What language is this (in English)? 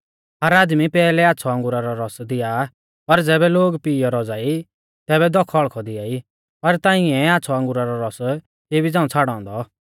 Mahasu Pahari